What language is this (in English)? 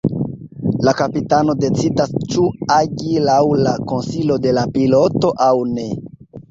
Esperanto